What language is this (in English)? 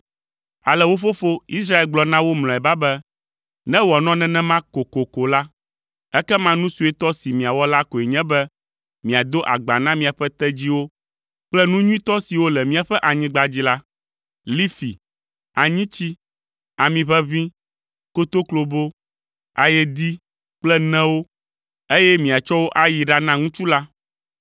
Ewe